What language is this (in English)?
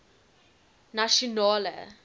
Afrikaans